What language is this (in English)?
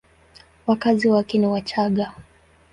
Swahili